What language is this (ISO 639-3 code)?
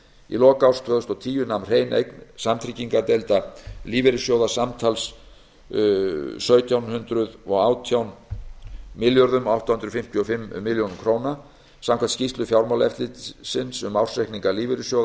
isl